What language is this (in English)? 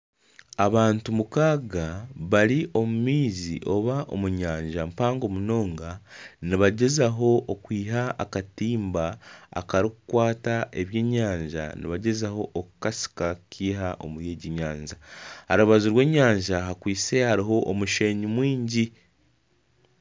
Nyankole